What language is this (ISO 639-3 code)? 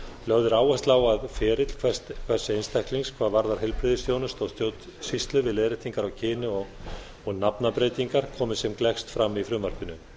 isl